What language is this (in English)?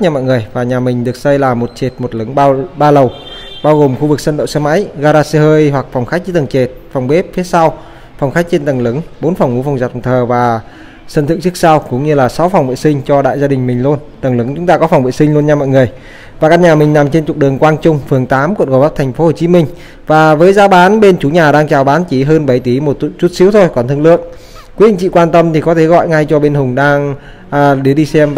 Vietnamese